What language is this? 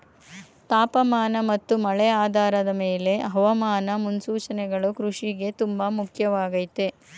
Kannada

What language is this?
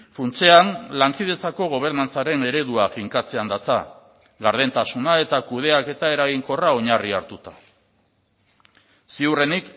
Basque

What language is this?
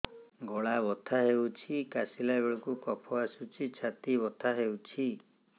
Odia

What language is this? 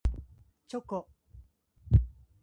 Japanese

